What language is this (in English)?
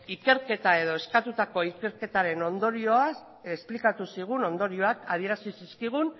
Basque